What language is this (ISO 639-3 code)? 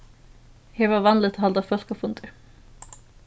fao